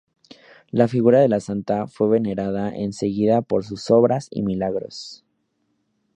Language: Spanish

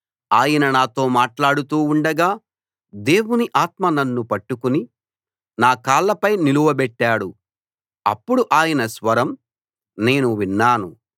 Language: Telugu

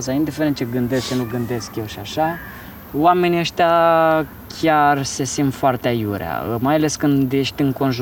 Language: Romanian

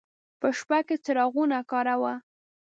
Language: Pashto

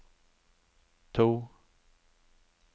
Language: Norwegian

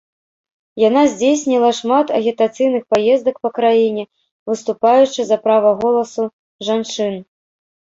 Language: Belarusian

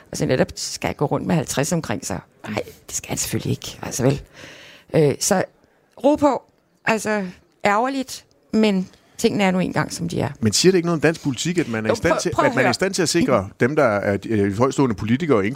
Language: Danish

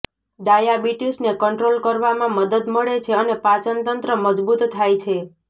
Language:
Gujarati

